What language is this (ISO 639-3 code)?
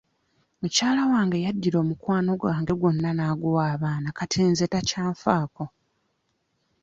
lug